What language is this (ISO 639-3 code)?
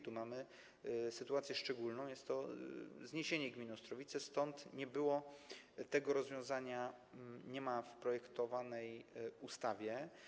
pol